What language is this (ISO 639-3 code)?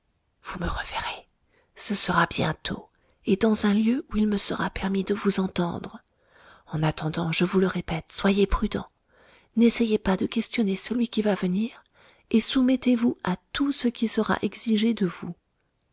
fra